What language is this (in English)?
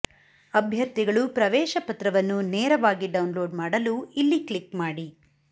Kannada